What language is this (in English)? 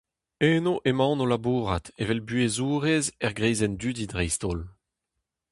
Breton